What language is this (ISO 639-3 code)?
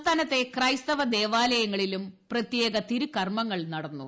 mal